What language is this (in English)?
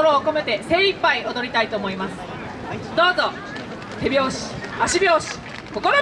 Japanese